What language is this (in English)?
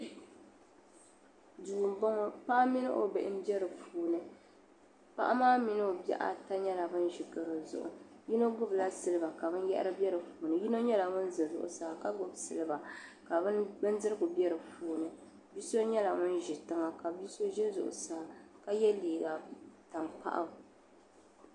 Dagbani